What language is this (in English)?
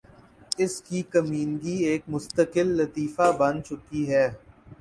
Urdu